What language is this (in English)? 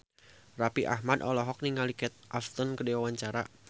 Sundanese